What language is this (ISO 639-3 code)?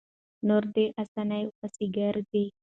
pus